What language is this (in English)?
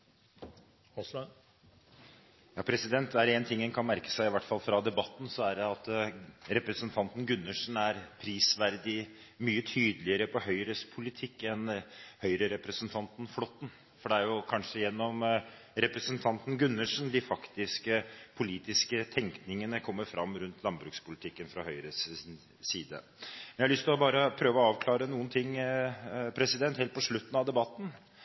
Norwegian Bokmål